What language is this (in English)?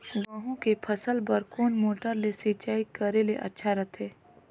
Chhattisgarhi